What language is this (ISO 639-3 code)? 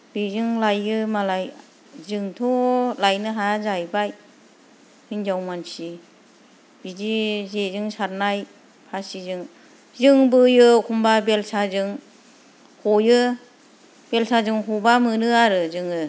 brx